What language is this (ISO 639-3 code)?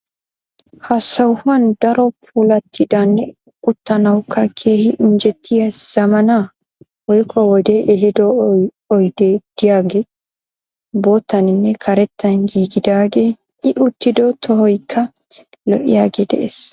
wal